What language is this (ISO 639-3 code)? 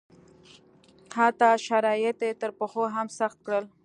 pus